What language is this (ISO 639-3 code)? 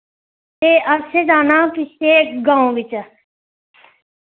doi